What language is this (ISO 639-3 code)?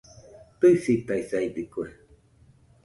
hux